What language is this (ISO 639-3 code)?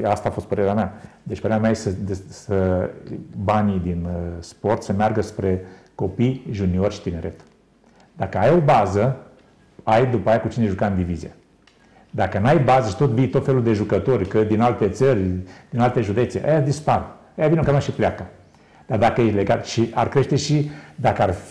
ron